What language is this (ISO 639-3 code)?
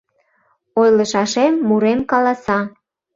chm